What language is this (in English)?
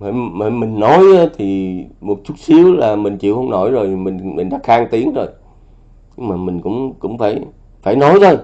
Vietnamese